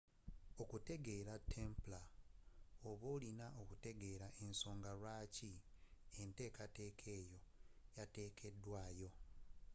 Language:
Ganda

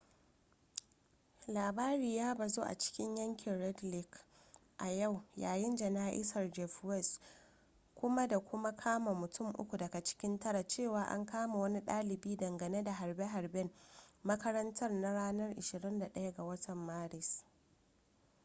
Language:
Hausa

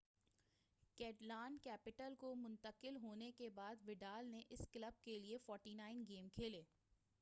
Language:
Urdu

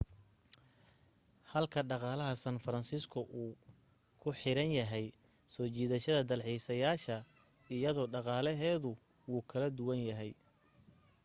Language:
Somali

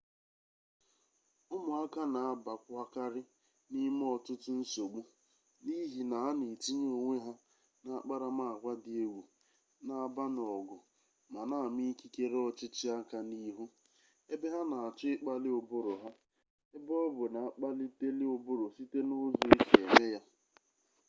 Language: Igbo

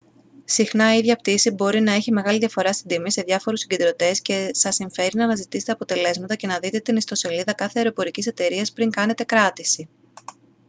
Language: Greek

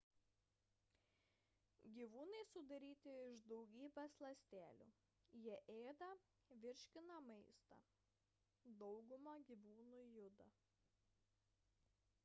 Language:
Lithuanian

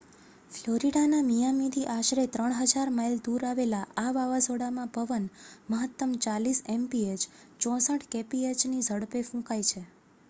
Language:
Gujarati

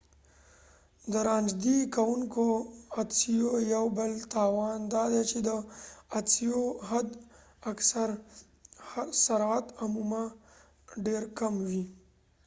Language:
Pashto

